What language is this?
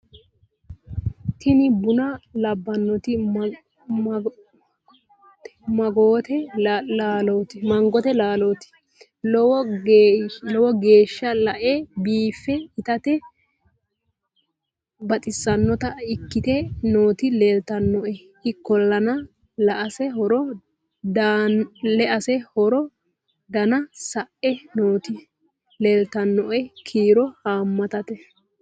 Sidamo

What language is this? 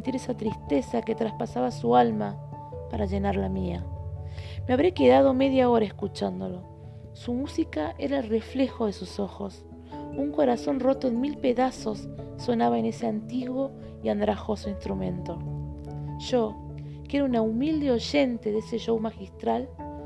Spanish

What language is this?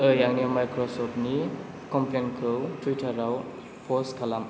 Bodo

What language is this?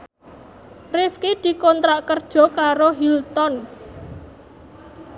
Javanese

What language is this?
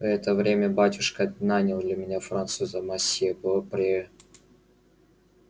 Russian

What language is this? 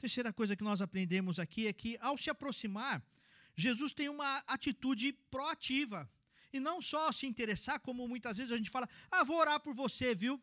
Portuguese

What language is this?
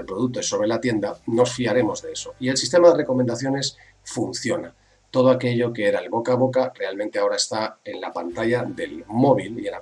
Spanish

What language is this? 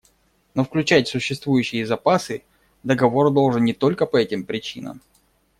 Russian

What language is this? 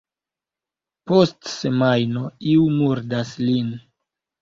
Esperanto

